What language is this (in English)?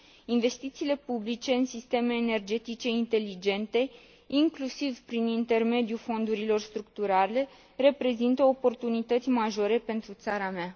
Romanian